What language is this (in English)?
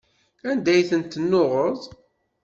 Kabyle